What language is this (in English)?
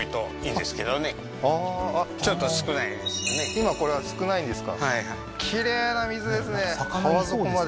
Japanese